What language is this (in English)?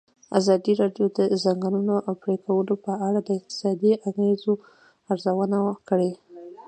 Pashto